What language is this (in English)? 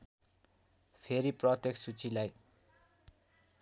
Nepali